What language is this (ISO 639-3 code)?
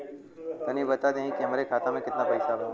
bho